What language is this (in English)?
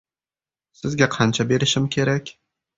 Uzbek